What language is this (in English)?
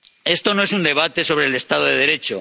Spanish